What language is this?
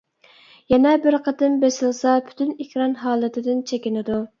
Uyghur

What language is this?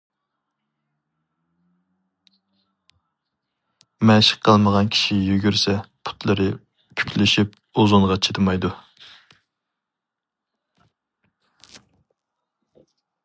Uyghur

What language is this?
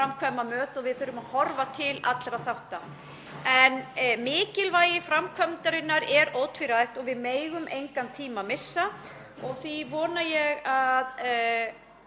Icelandic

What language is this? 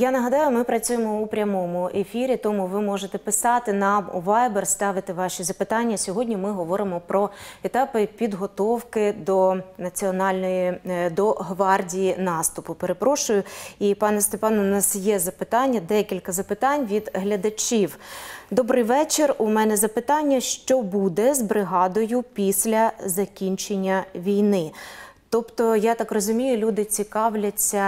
Ukrainian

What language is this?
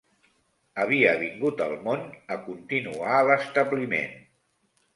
Catalan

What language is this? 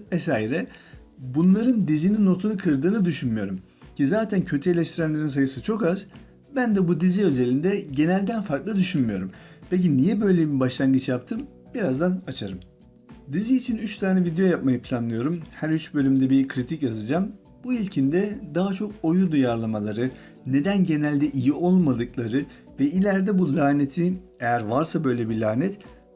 Turkish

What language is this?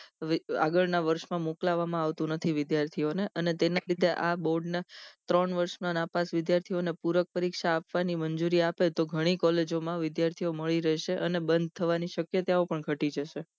Gujarati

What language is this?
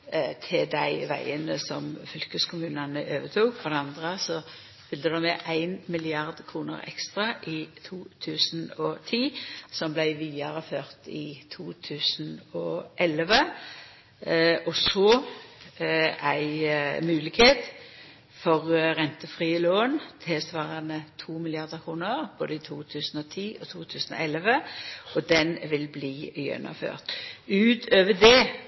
Norwegian Nynorsk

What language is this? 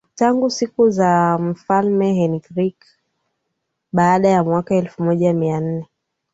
Swahili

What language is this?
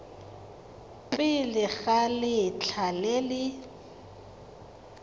Tswana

